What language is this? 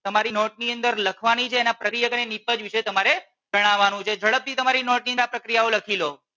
Gujarati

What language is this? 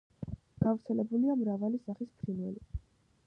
Georgian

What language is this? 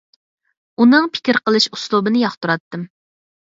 Uyghur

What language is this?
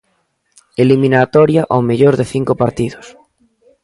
Galician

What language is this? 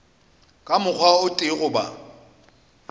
Northern Sotho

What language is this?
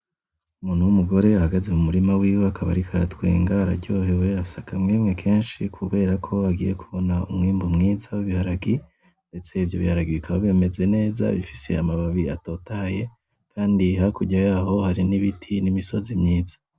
Rundi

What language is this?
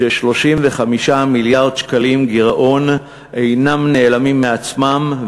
Hebrew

